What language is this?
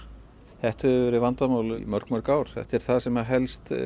Icelandic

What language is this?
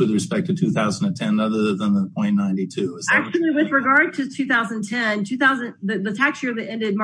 English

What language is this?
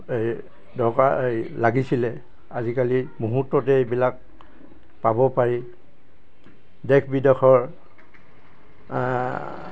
Assamese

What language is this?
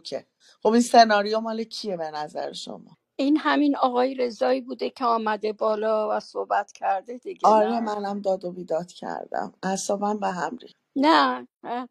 Persian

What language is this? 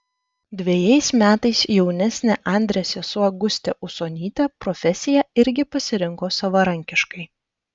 Lithuanian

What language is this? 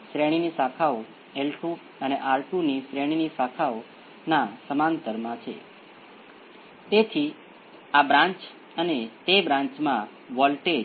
Gujarati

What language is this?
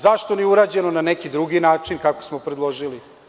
Serbian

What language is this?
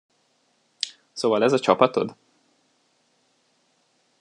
Hungarian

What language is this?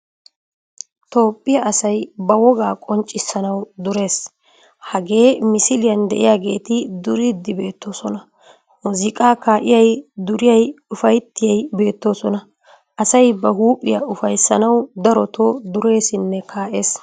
Wolaytta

